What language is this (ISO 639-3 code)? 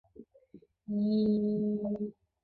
zho